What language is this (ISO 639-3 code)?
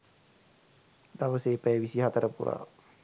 sin